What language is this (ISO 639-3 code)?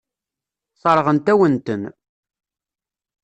kab